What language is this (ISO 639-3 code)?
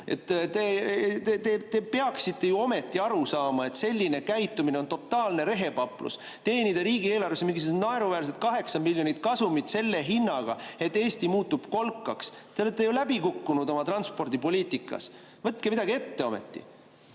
est